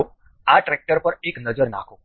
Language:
Gujarati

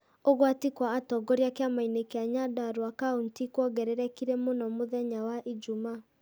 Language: Kikuyu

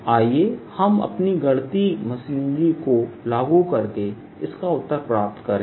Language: Hindi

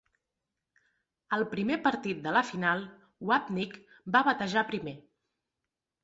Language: Catalan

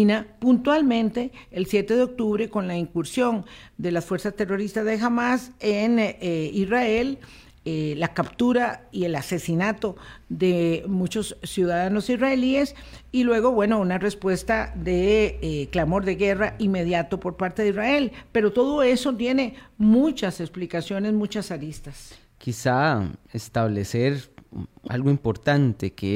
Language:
Spanish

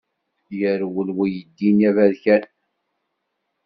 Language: Kabyle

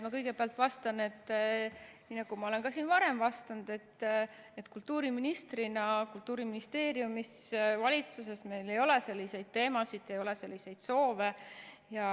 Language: Estonian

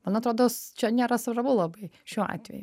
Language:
Lithuanian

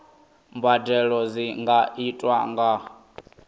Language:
Venda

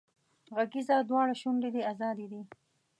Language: Pashto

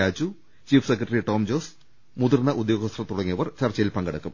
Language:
Malayalam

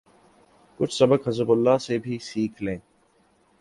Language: Urdu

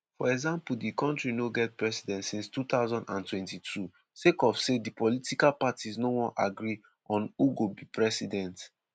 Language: Nigerian Pidgin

